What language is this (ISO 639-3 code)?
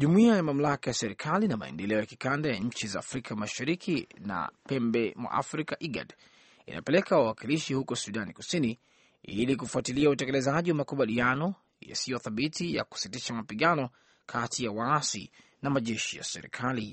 swa